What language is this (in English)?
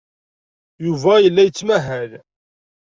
Kabyle